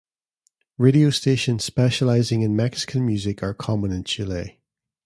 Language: English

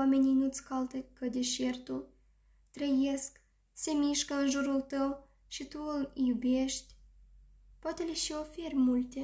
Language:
Romanian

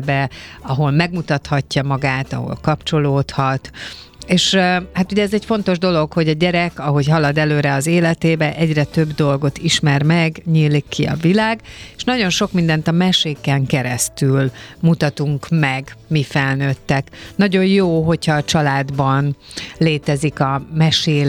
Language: Hungarian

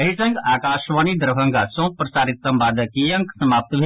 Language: Maithili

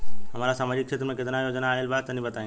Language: Bhojpuri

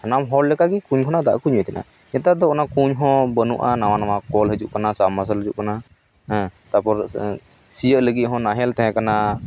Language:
Santali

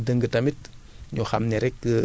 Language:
Wolof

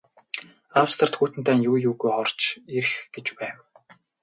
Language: Mongolian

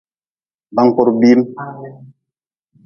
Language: Nawdm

